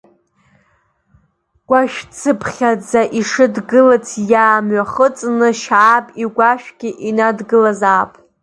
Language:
Abkhazian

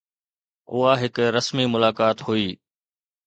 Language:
Sindhi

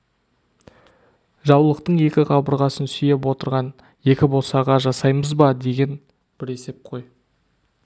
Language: Kazakh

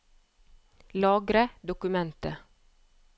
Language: Norwegian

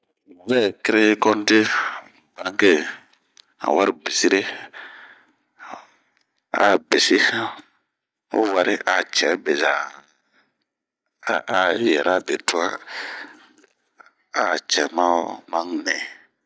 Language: Bomu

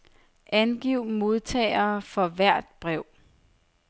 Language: Danish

